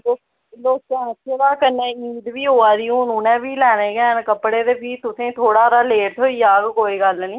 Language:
Dogri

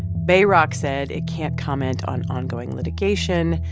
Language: English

